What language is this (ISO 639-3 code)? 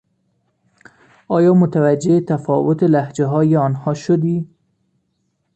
fas